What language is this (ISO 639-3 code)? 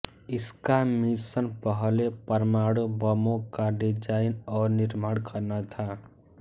hin